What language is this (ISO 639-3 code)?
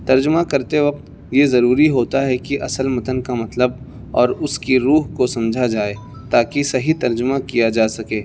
urd